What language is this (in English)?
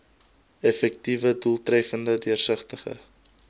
Afrikaans